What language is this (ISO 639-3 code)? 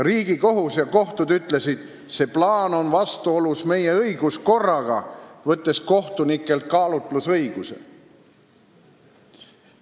est